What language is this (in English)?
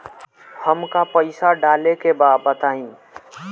Bhojpuri